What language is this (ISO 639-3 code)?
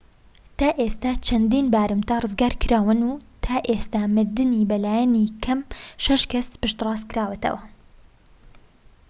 ckb